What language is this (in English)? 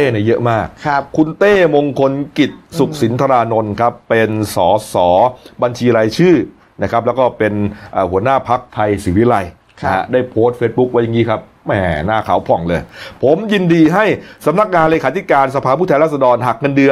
Thai